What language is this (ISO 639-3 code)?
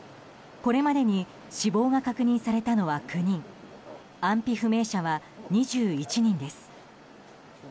jpn